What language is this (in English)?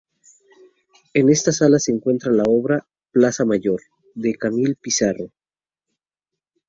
Spanish